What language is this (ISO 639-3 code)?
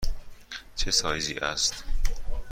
fas